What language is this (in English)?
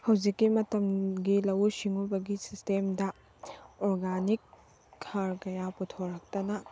Manipuri